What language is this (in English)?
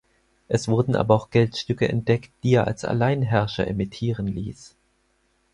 German